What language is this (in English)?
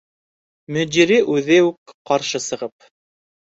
Bashkir